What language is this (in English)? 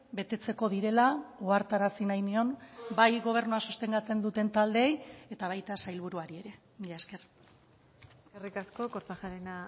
Basque